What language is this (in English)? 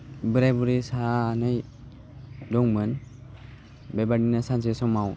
Bodo